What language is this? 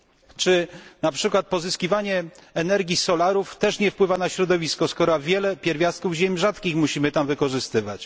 Polish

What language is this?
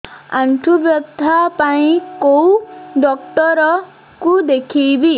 Odia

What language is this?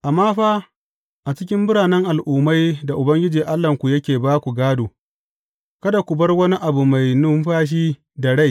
Hausa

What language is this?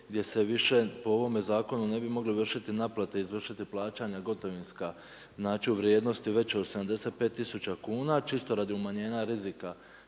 Croatian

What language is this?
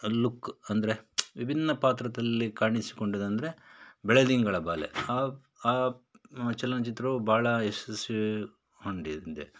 Kannada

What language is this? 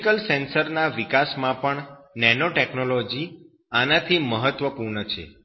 Gujarati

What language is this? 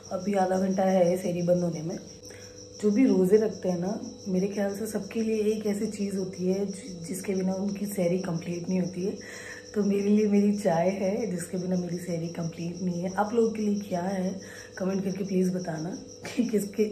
Hindi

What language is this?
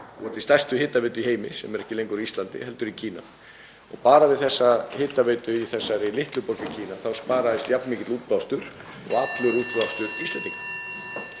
Icelandic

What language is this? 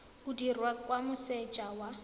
Tswana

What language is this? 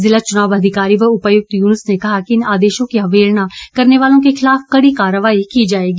Hindi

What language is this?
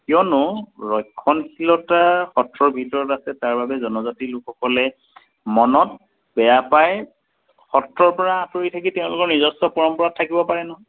Assamese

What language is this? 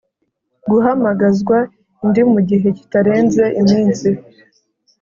Kinyarwanda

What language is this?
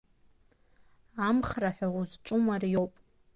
Abkhazian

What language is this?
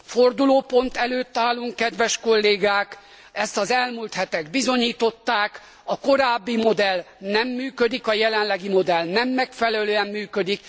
Hungarian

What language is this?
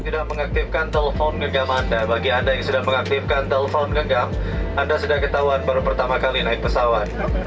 Indonesian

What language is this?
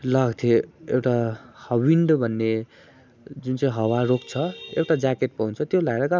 Nepali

